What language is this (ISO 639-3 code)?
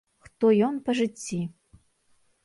bel